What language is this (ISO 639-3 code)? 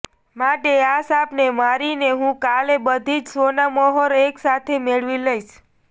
guj